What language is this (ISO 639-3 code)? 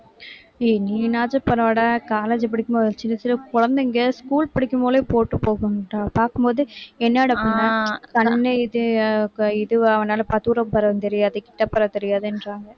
tam